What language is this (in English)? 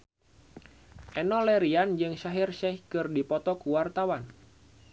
Sundanese